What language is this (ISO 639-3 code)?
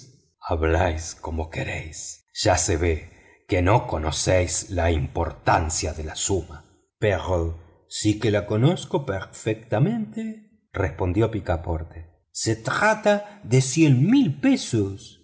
spa